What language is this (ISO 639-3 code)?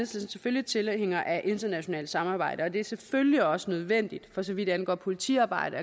dan